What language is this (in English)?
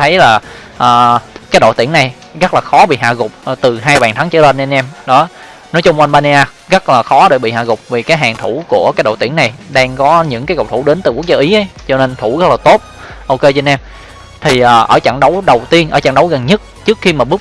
Vietnamese